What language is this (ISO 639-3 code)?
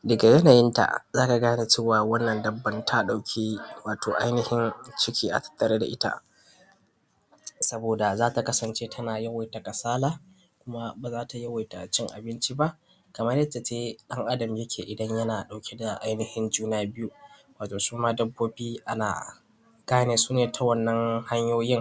hau